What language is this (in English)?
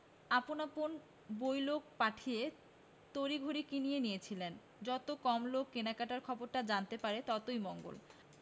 Bangla